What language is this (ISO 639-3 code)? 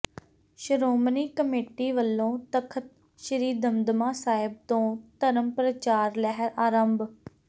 pan